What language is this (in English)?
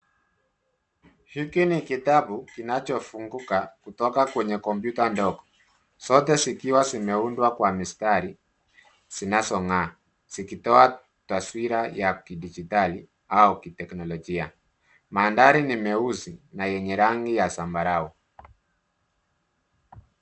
Swahili